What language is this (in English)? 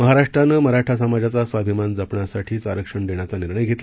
Marathi